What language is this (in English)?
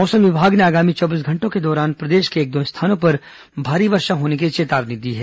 Hindi